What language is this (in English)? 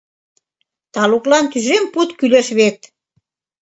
Mari